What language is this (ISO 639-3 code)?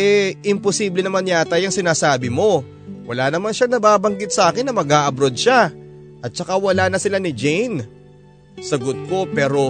fil